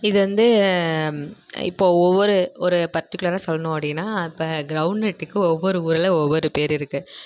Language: Tamil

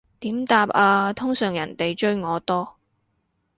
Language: Cantonese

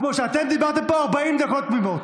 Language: Hebrew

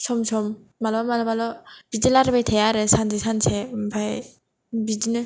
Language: Bodo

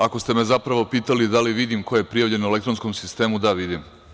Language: Serbian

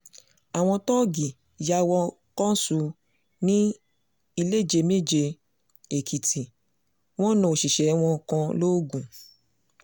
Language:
Yoruba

